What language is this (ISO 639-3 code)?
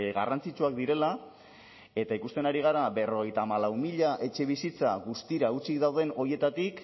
eus